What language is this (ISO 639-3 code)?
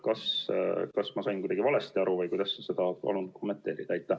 est